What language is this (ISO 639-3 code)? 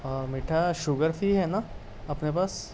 urd